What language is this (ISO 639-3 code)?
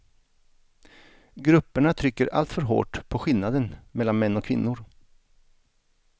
swe